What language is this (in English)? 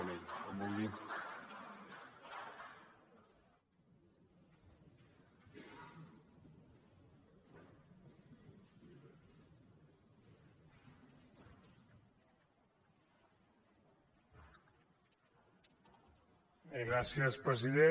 Catalan